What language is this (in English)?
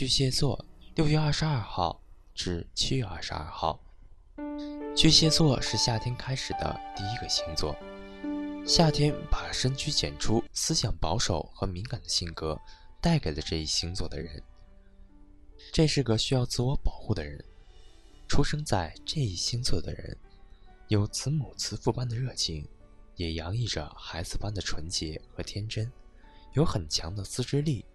Chinese